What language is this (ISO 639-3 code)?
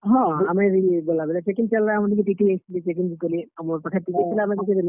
ori